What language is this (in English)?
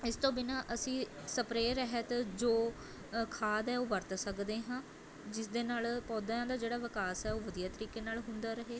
Punjabi